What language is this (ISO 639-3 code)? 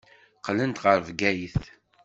kab